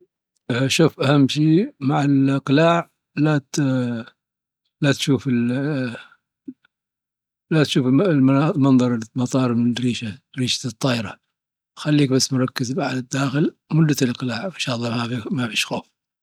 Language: Dhofari Arabic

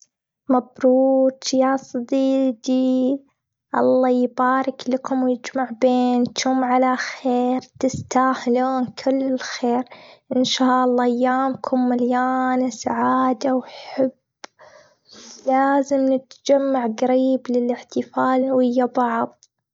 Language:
Gulf Arabic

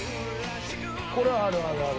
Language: Japanese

